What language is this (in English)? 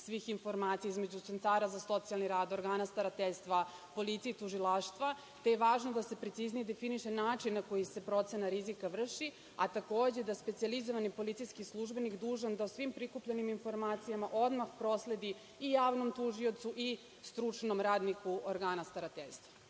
Serbian